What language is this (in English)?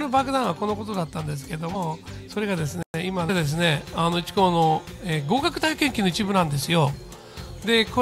Japanese